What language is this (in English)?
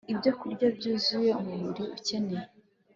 Kinyarwanda